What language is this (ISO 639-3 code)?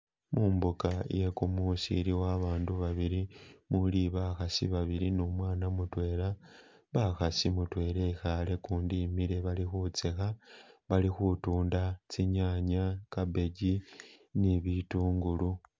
myx